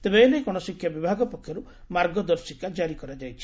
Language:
Odia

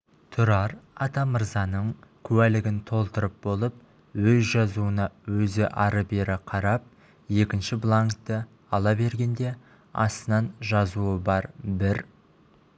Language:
Kazakh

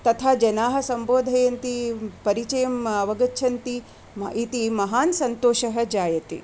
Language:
Sanskrit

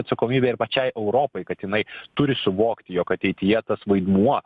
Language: Lithuanian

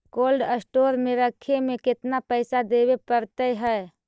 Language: Magahi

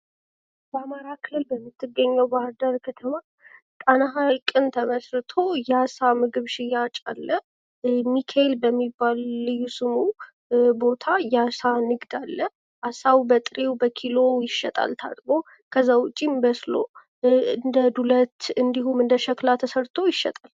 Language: Amharic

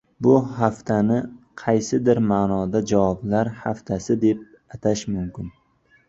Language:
Uzbek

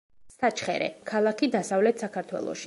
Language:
Georgian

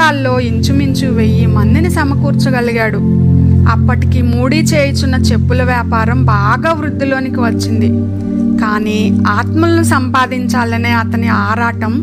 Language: Telugu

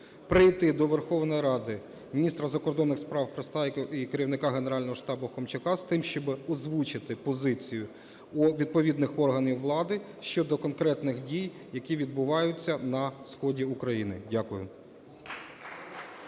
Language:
Ukrainian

